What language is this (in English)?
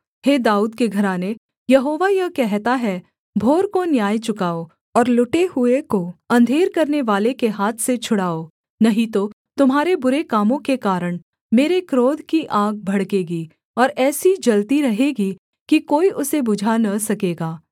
Hindi